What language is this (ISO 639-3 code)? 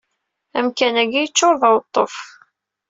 kab